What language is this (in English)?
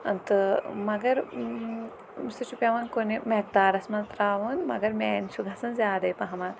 Kashmiri